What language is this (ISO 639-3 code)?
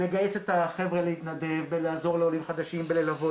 heb